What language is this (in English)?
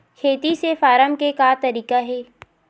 Chhattisgarhi